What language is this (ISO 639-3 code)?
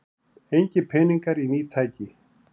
isl